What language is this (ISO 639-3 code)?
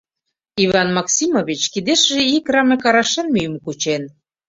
chm